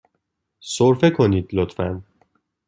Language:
Persian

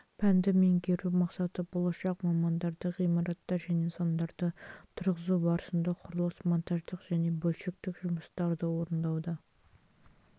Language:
Kazakh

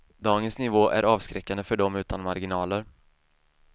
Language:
Swedish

